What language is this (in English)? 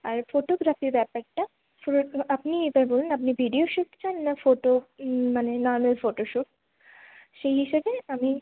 Bangla